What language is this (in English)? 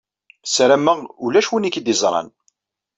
Kabyle